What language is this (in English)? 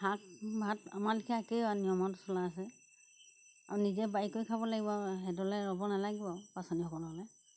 Assamese